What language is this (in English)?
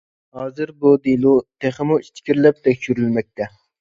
Uyghur